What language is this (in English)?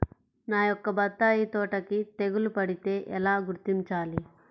Telugu